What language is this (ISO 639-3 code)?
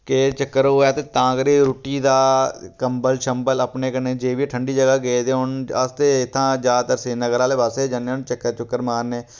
doi